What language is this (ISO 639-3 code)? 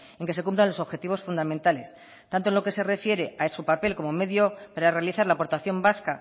spa